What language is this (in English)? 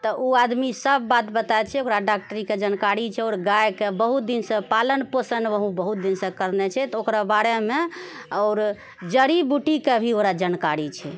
Maithili